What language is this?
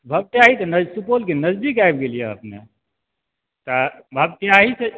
Maithili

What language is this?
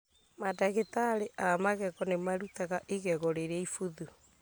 Kikuyu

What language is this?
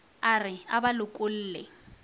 Northern Sotho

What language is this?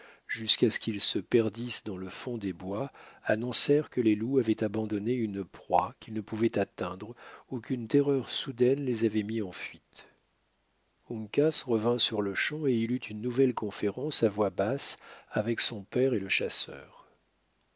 French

